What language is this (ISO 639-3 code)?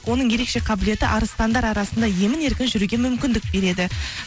kaz